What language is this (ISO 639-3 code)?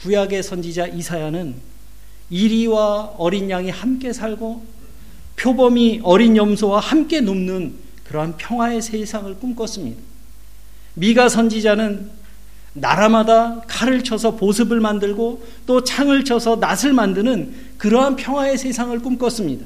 kor